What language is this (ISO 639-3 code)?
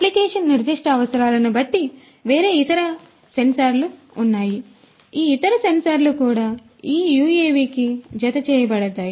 tel